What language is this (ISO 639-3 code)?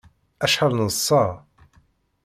kab